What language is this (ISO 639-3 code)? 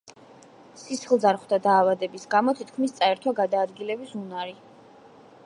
kat